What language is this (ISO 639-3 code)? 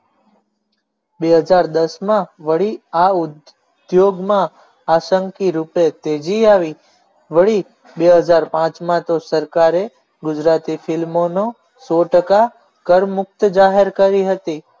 guj